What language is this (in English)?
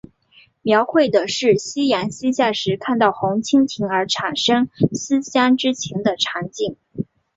Chinese